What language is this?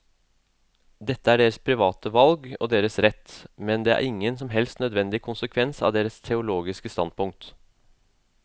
Norwegian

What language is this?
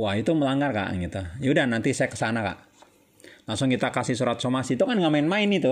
Indonesian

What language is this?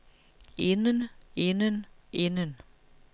Danish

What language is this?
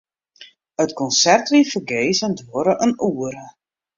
Western Frisian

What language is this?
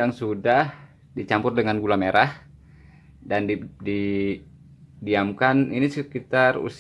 Indonesian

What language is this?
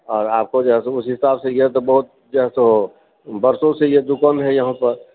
Maithili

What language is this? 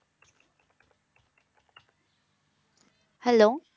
Punjabi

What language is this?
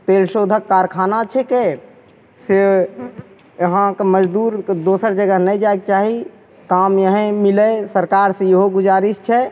Maithili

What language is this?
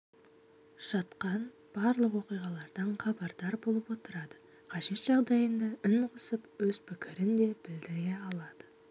Kazakh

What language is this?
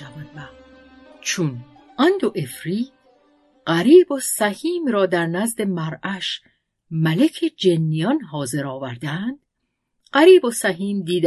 Persian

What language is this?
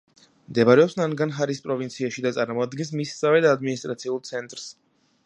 Georgian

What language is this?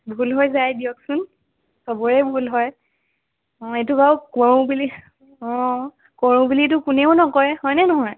Assamese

